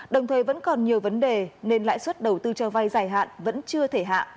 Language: Vietnamese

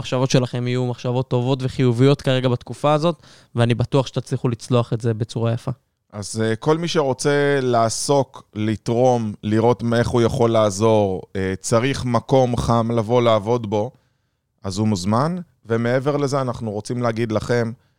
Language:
Hebrew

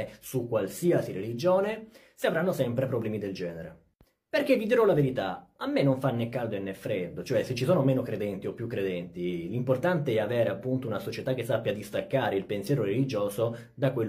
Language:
Italian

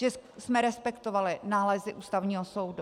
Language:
Czech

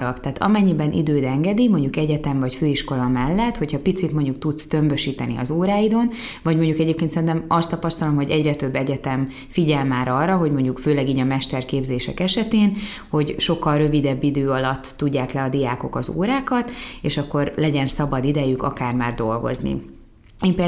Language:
Hungarian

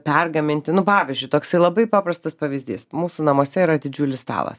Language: Lithuanian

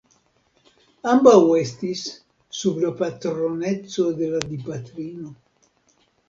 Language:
Esperanto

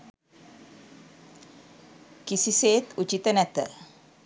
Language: Sinhala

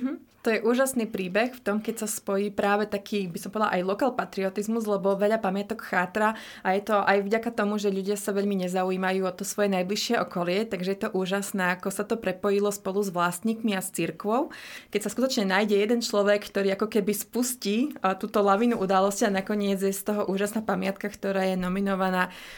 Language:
Slovak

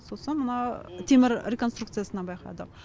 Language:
Kazakh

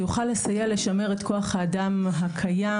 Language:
Hebrew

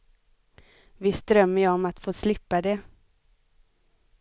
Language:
Swedish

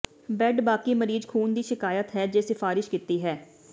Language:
Punjabi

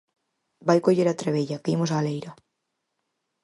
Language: Galician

